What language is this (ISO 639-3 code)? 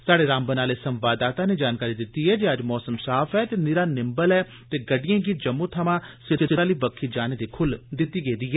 doi